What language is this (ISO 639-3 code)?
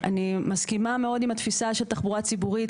heb